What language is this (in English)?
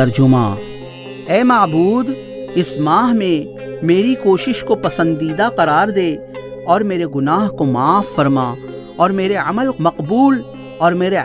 Urdu